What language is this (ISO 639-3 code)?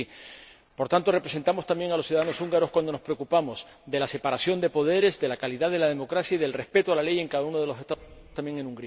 spa